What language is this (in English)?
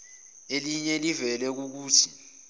Zulu